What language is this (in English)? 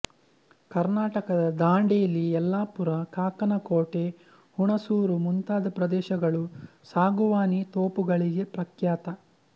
Kannada